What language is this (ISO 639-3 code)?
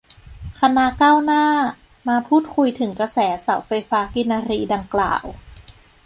tha